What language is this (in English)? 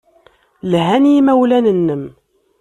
Kabyle